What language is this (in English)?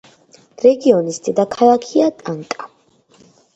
Georgian